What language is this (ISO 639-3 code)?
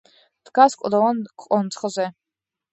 kat